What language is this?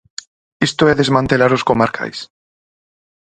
Galician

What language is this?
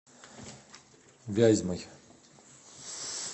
Russian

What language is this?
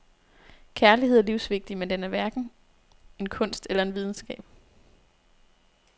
Danish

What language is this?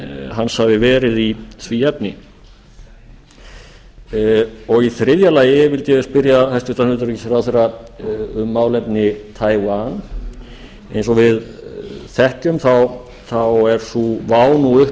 Icelandic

